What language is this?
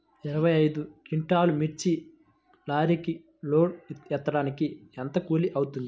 Telugu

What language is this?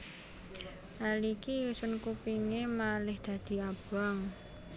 Javanese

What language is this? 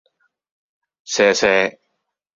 Cantonese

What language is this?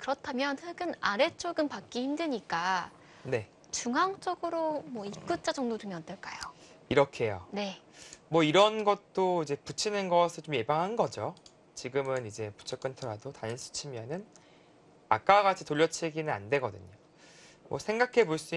Korean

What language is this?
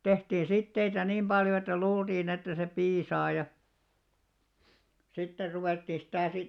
Finnish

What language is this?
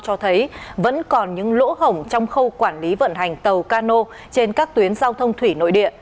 Vietnamese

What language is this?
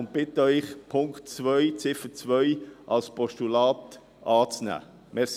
Swiss German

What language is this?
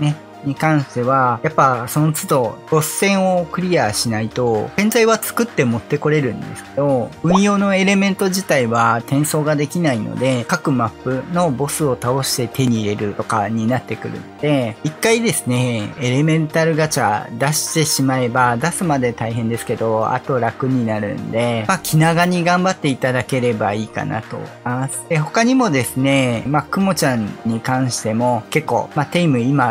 Japanese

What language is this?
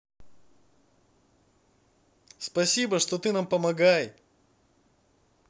Russian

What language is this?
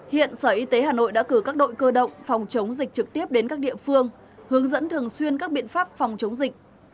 Vietnamese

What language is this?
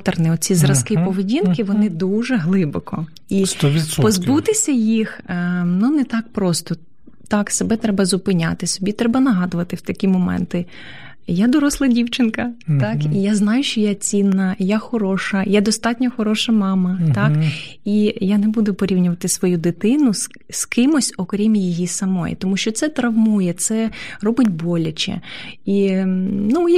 Ukrainian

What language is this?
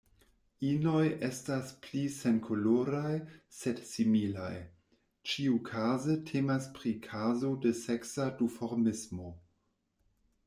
Esperanto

